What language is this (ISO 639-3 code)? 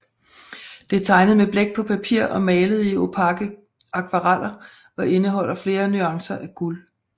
dan